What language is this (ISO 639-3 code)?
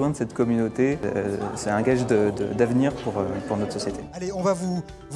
fra